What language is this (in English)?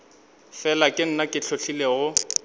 Northern Sotho